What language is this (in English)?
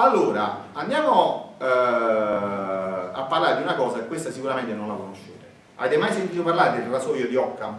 Italian